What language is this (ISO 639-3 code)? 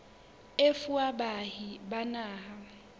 sot